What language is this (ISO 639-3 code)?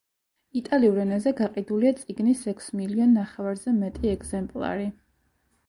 kat